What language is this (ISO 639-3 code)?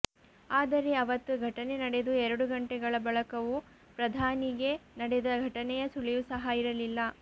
kan